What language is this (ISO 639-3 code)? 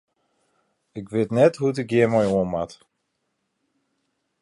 fry